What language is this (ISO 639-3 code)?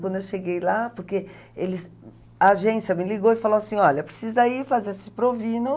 por